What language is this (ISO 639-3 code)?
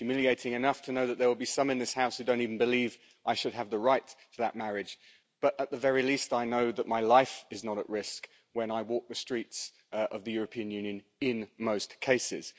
eng